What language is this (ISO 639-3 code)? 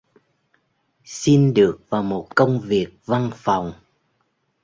vie